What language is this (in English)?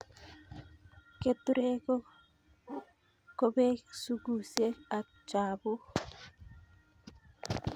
Kalenjin